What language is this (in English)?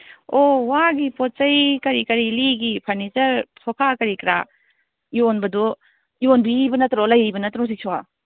Manipuri